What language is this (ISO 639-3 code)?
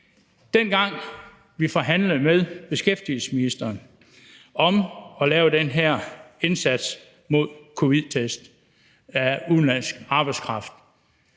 dan